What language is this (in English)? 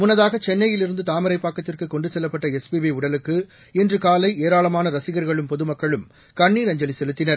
Tamil